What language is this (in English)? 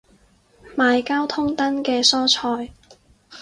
Cantonese